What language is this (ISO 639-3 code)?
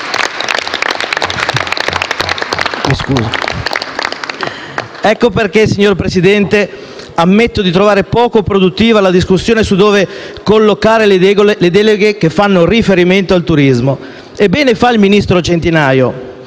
ita